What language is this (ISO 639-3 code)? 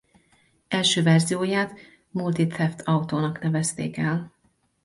hun